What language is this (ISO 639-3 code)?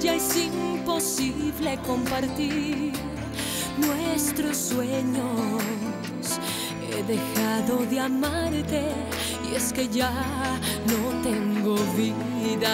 ron